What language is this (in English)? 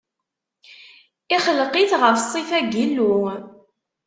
Kabyle